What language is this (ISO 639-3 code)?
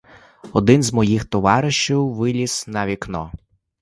ukr